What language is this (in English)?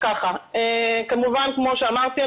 Hebrew